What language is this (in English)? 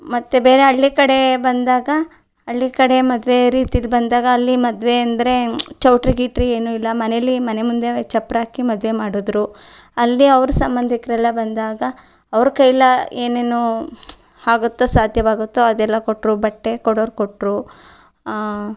Kannada